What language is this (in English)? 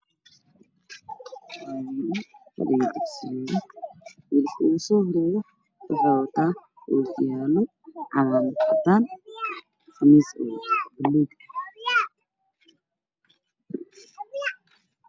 Somali